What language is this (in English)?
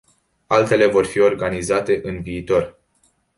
Romanian